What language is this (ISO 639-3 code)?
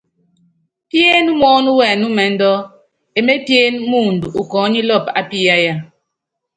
yav